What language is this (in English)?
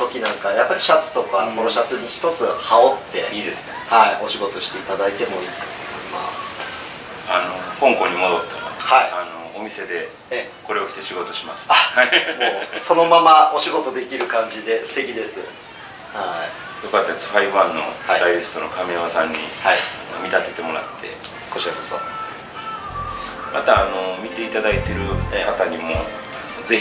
Japanese